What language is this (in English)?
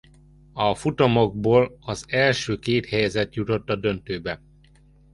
Hungarian